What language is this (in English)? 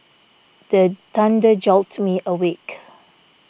English